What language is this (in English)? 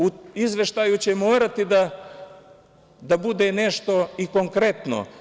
Serbian